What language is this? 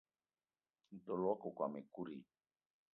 Eton (Cameroon)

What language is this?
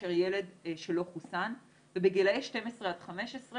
Hebrew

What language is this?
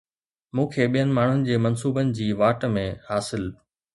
Sindhi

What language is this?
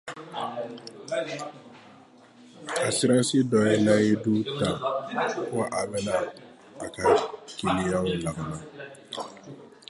Dyula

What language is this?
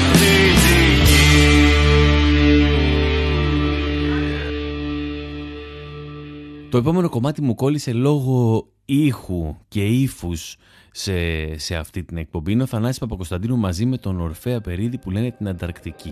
Greek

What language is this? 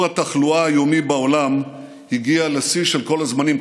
Hebrew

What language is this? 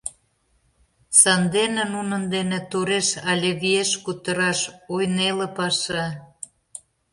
Mari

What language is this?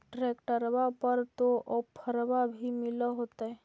Magahi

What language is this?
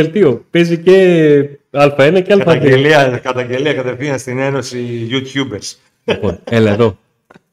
Greek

